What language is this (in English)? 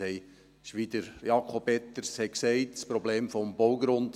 Swiss German